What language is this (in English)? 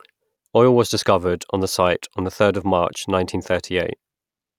English